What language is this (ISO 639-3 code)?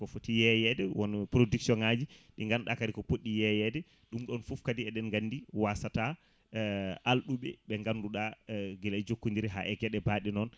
ful